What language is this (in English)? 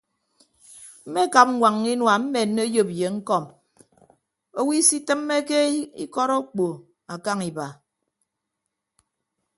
Ibibio